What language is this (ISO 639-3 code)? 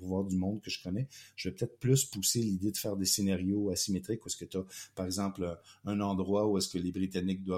fra